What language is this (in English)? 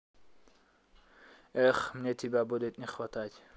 Russian